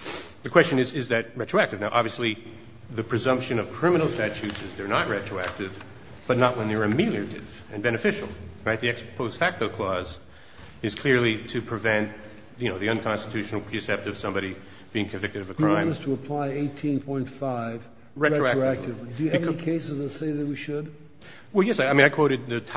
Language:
English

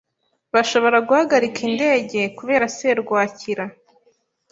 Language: Kinyarwanda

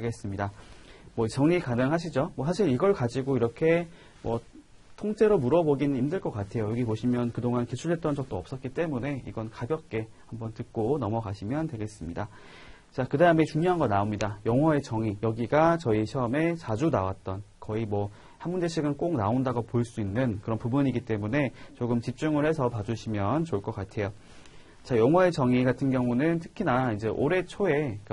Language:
Korean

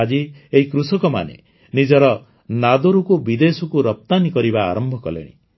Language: Odia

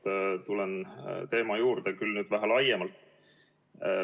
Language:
Estonian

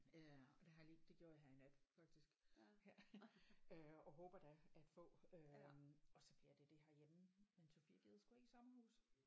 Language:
Danish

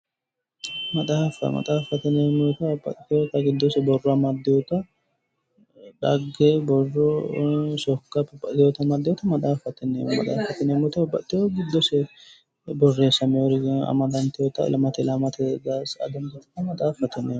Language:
Sidamo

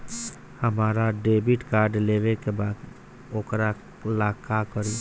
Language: Bhojpuri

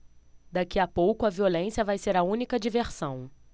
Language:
Portuguese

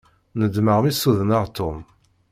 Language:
Kabyle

